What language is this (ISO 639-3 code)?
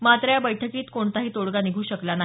mar